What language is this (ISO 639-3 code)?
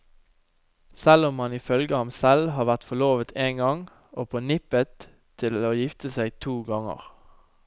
nor